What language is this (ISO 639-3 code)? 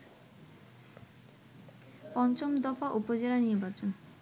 ben